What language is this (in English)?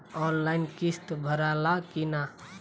Bhojpuri